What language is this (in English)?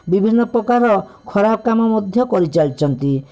Odia